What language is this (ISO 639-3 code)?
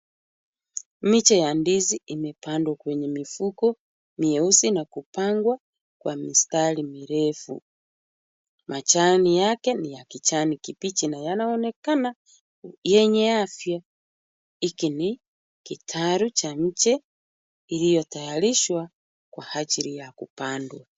swa